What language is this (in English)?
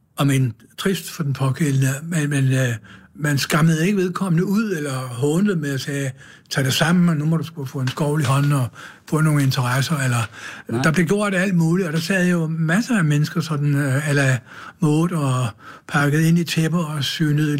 Danish